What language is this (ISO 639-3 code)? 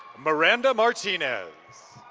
eng